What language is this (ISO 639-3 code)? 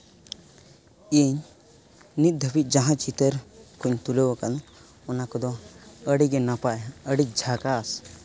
sat